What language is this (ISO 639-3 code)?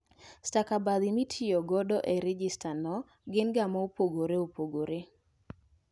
luo